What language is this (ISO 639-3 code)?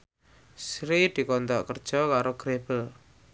jav